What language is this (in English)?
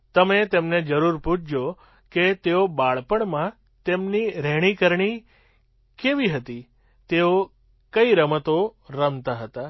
Gujarati